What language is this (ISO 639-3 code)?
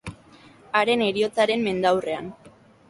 eus